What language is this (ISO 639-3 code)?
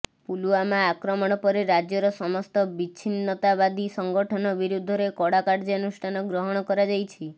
ori